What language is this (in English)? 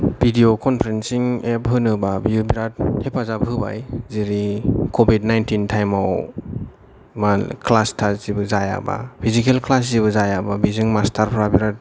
Bodo